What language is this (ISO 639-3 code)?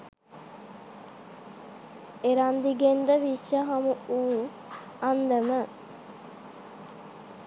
sin